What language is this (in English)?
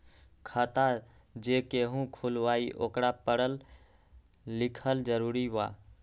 Magahi